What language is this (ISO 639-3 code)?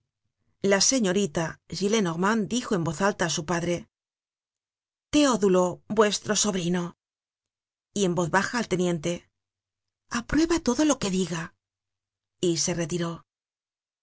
spa